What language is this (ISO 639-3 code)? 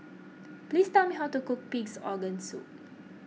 eng